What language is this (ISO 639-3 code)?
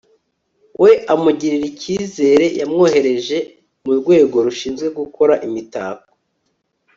kin